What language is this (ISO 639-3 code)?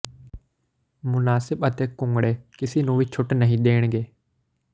pan